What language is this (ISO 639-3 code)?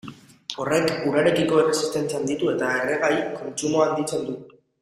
eus